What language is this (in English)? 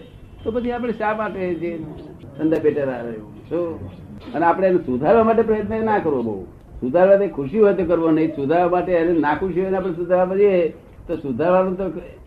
Gujarati